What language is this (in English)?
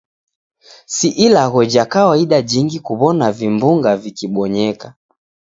Taita